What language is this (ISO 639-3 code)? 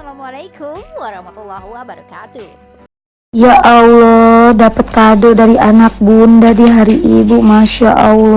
ind